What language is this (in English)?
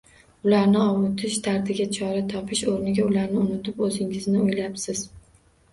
Uzbek